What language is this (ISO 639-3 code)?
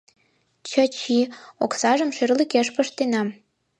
chm